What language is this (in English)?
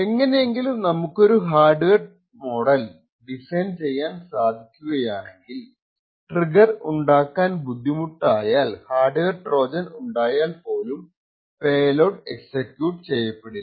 Malayalam